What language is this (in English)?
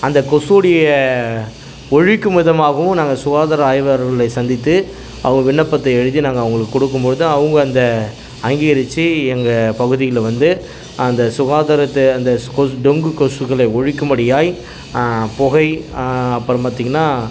Tamil